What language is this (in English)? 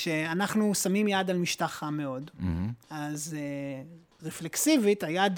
Hebrew